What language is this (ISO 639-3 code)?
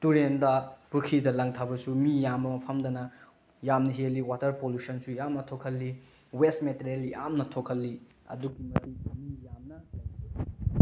mni